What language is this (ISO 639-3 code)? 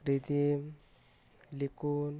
ori